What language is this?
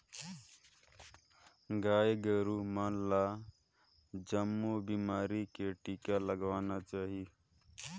Chhattisgarhi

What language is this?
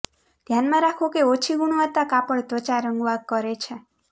Gujarati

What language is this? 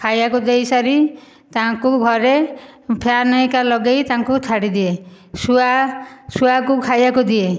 Odia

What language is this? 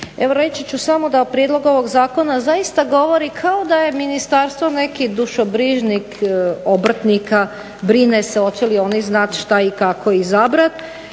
Croatian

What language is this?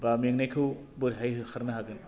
Bodo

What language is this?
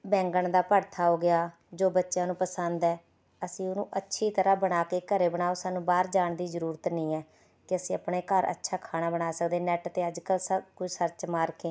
Punjabi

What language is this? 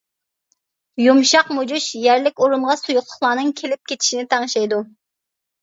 Uyghur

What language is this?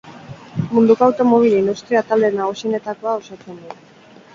Basque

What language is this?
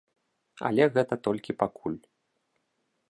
Belarusian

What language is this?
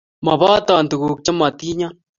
Kalenjin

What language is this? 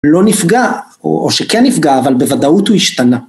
Hebrew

